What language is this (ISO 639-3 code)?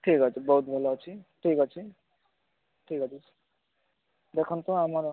ori